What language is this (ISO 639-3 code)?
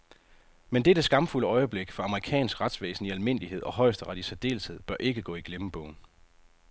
dan